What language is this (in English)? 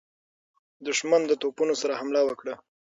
Pashto